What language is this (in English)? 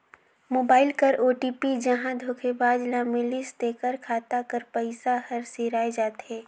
Chhattisgarhi